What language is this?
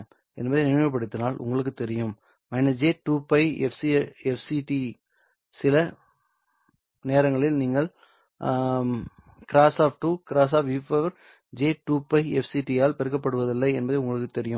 Tamil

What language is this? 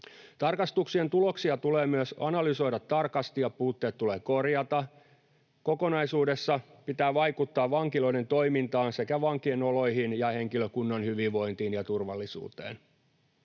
Finnish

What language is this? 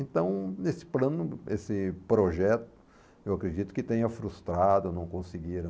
Portuguese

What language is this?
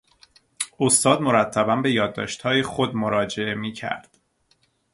Persian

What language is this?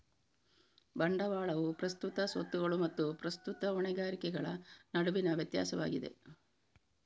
Kannada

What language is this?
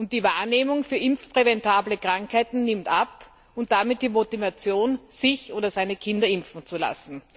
German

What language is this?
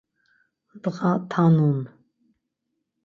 Laz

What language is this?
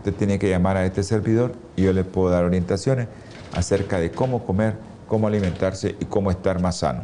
Spanish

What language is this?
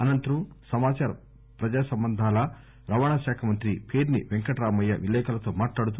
Telugu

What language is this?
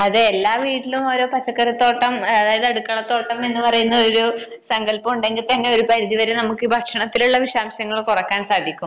Malayalam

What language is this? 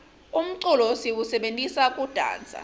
Swati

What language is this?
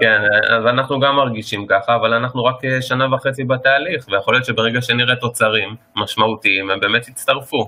Hebrew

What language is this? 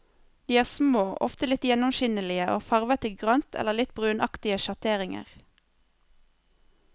Norwegian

